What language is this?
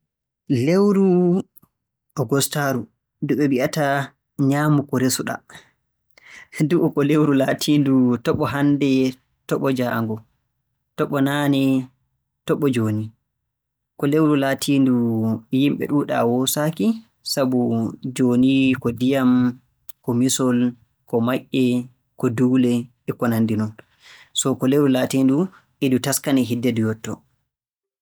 Borgu Fulfulde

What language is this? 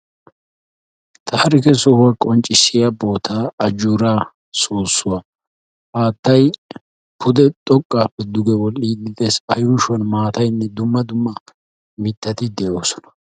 Wolaytta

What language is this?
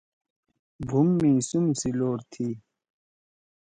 Torwali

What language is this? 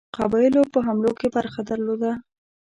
Pashto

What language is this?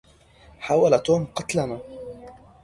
Arabic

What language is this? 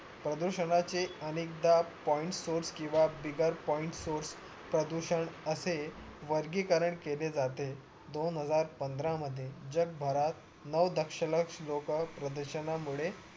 Marathi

